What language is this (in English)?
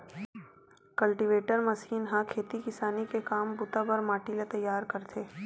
Chhattisgarhi